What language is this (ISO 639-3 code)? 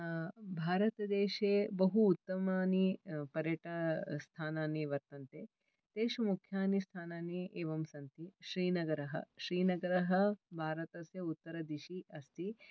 san